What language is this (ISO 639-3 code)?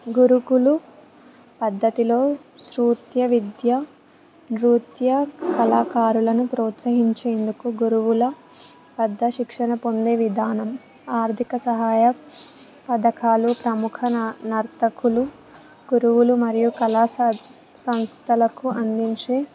tel